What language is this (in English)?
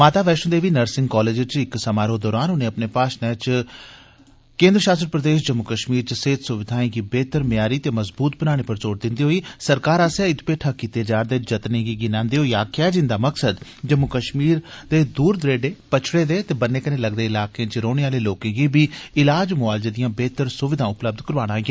Dogri